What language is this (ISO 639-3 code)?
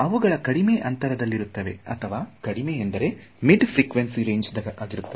kan